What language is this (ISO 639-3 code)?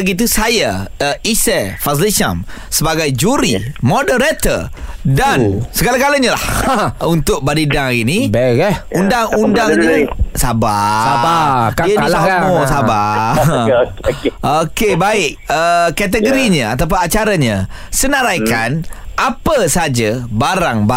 msa